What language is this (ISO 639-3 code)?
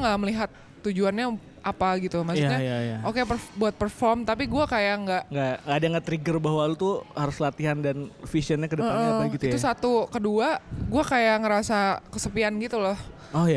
ind